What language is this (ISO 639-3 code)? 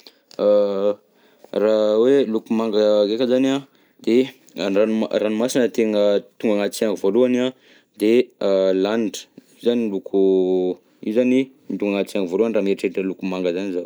bzc